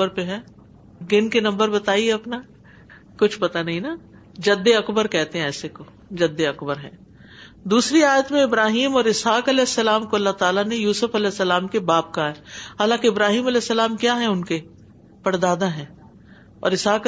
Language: Urdu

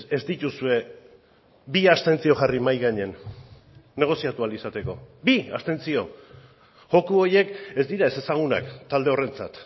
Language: Basque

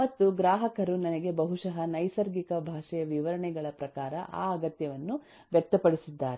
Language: Kannada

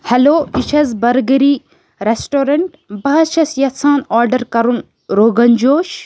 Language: Kashmiri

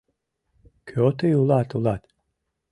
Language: Mari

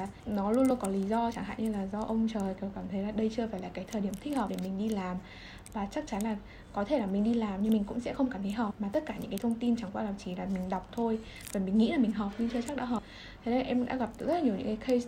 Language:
Vietnamese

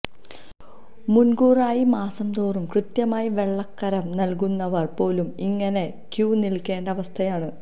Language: Malayalam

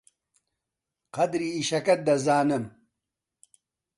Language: Central Kurdish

